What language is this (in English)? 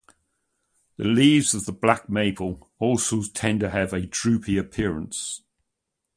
English